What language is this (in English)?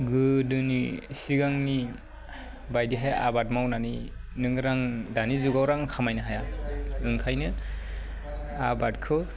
Bodo